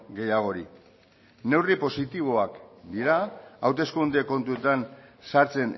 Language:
Basque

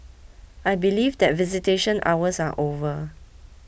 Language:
English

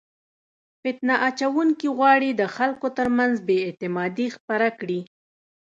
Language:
Pashto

